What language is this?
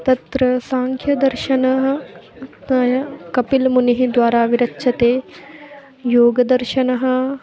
Sanskrit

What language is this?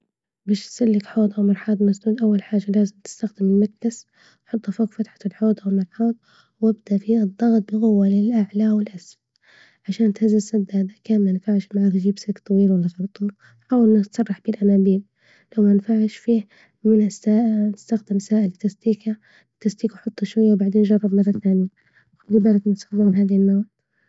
Libyan Arabic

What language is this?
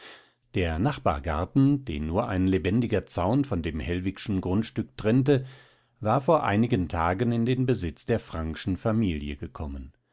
German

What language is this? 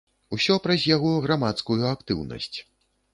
Belarusian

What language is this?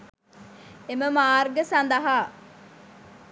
Sinhala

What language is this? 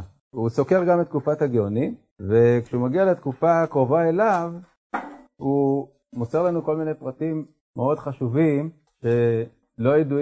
Hebrew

